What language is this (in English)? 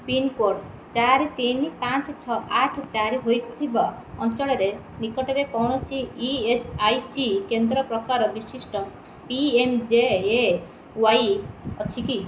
Odia